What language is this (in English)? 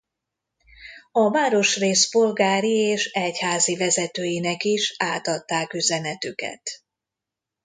Hungarian